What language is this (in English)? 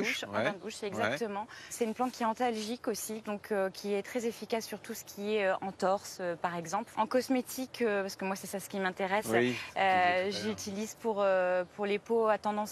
French